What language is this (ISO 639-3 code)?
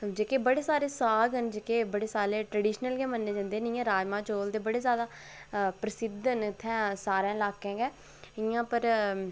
doi